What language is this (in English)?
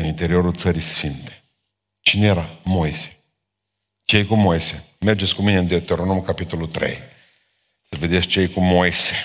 Romanian